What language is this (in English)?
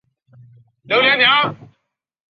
Chinese